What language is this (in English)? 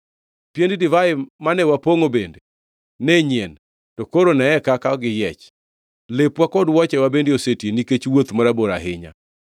Luo (Kenya and Tanzania)